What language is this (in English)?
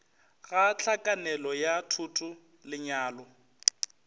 Northern Sotho